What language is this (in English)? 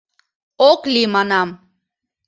Mari